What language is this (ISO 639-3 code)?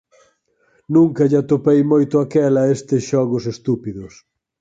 glg